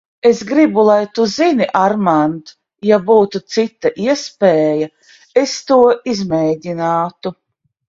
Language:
Latvian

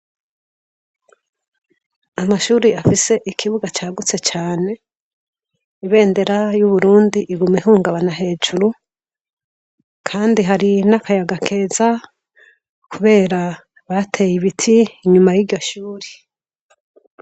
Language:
Rundi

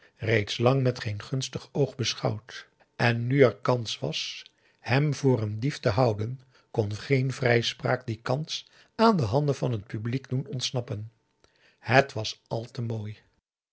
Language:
Dutch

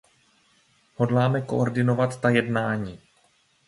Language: Czech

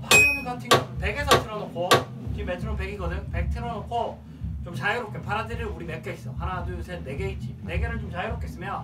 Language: Korean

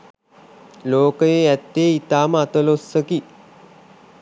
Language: Sinhala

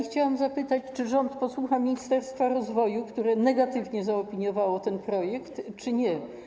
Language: Polish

